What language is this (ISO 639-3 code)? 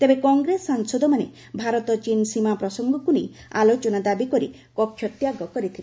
ori